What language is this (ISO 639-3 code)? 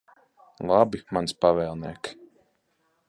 lav